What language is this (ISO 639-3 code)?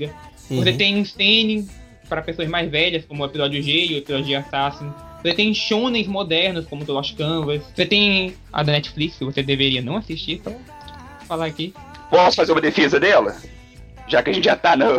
por